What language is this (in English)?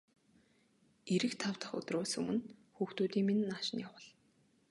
Mongolian